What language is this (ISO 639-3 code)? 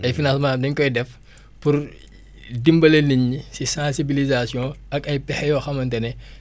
wol